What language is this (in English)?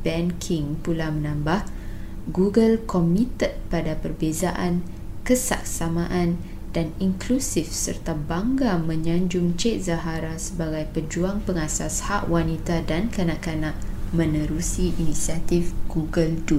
Malay